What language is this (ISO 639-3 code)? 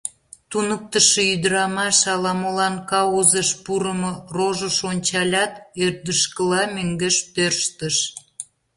chm